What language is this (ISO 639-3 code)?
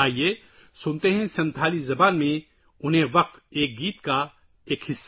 urd